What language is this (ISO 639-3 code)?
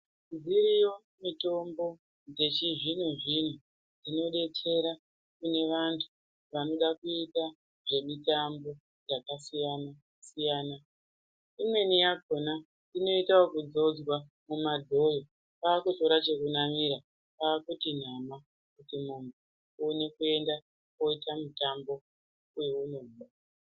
ndc